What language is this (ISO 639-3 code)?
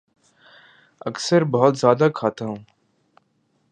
urd